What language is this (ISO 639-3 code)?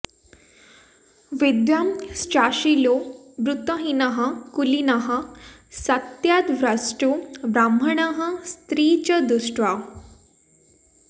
san